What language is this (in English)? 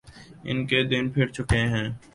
Urdu